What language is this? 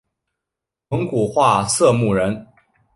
Chinese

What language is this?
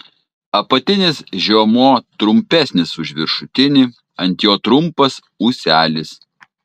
Lithuanian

